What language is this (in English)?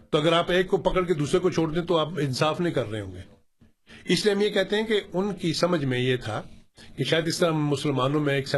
Urdu